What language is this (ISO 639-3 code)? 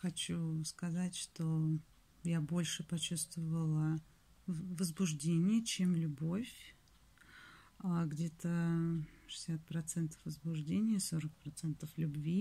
rus